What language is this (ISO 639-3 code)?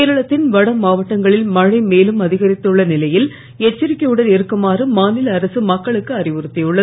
tam